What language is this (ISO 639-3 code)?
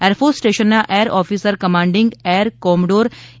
guj